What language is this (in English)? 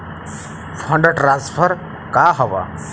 Bhojpuri